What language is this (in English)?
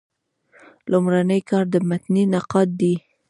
Pashto